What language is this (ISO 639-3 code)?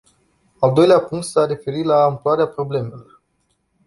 ron